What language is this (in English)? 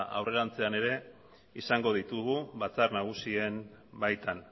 Basque